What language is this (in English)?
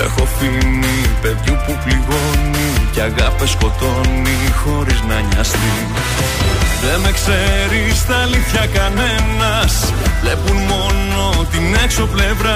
Greek